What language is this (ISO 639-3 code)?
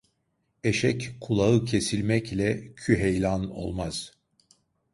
tur